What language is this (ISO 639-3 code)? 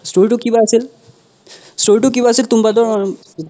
asm